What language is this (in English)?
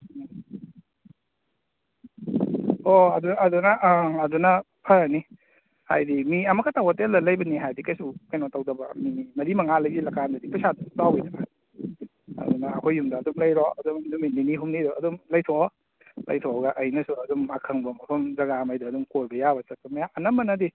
Manipuri